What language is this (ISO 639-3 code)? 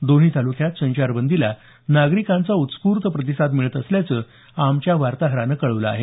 mar